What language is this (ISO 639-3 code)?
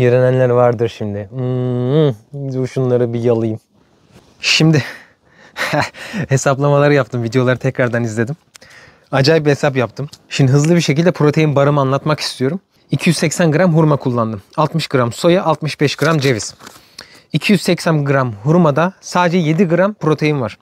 tur